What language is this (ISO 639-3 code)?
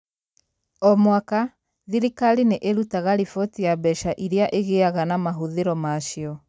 kik